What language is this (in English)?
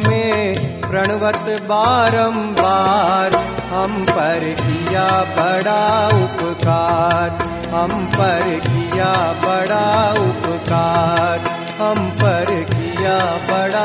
Hindi